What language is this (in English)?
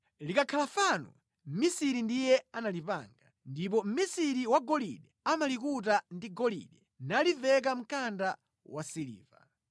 Nyanja